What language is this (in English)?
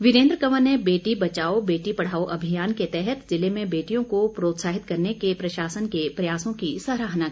Hindi